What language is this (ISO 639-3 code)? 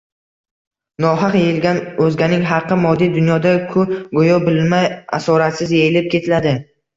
uzb